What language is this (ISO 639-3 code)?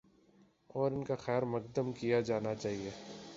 urd